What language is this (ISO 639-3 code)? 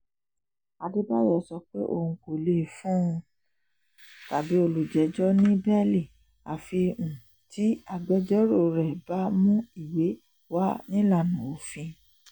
yor